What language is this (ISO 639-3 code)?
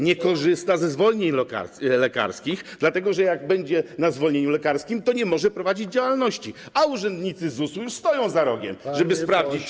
pol